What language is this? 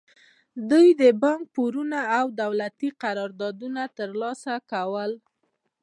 Pashto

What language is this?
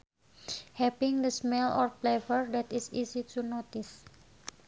Sundanese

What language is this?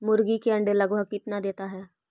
Magahi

